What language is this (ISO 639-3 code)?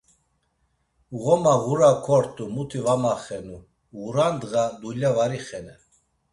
lzz